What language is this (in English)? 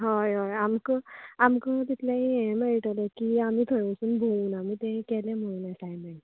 Konkani